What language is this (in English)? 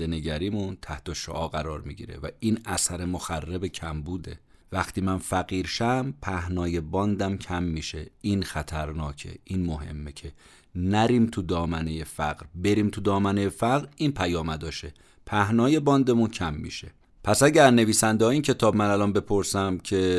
Persian